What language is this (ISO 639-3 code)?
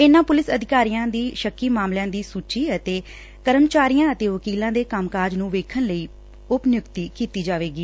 pan